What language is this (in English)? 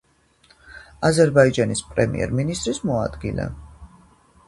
Georgian